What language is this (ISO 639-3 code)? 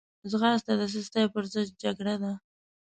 pus